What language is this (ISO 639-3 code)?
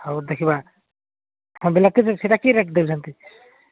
ori